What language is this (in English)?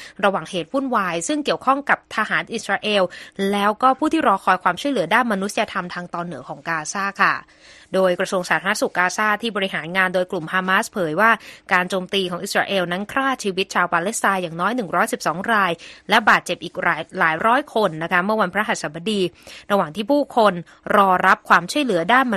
Thai